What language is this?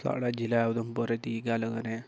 Dogri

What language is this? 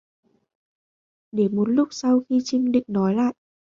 Vietnamese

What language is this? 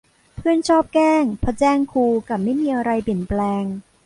Thai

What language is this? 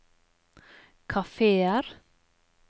Norwegian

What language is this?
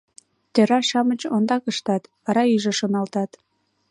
Mari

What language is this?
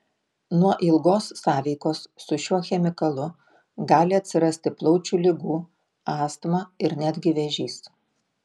Lithuanian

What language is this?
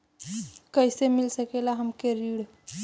Bhojpuri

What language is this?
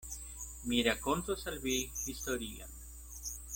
Esperanto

